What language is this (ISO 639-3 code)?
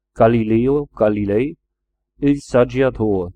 deu